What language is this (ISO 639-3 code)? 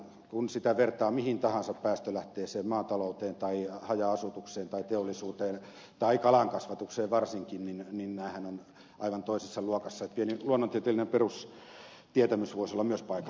fin